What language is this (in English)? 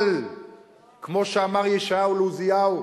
Hebrew